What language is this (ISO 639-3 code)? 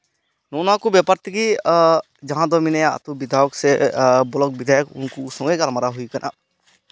sat